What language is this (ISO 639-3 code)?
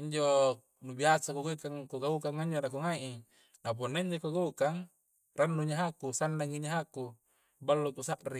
kjc